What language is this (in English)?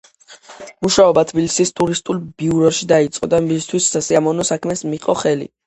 Georgian